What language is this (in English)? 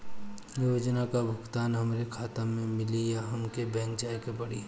Bhojpuri